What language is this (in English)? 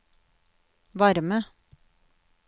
Norwegian